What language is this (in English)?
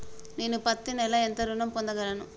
Telugu